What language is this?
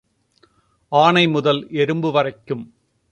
Tamil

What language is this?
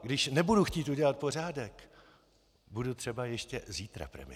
Czech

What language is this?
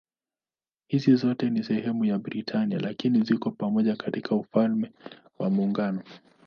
Swahili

